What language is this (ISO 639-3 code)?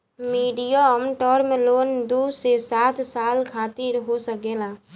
bho